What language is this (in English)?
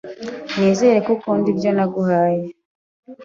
Kinyarwanda